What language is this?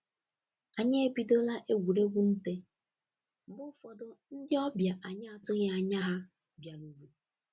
Igbo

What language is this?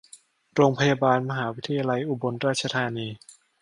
Thai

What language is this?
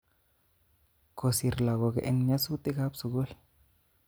Kalenjin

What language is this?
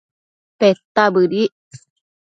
Matsés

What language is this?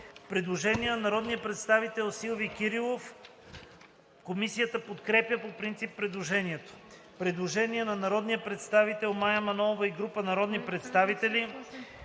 Bulgarian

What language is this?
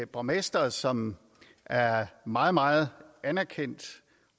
Danish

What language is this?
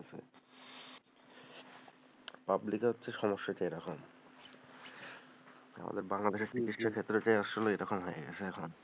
Bangla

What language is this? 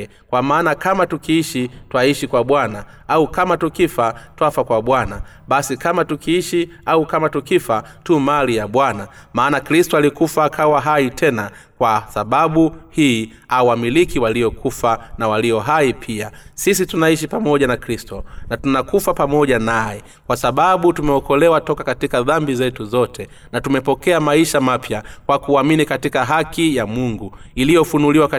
Swahili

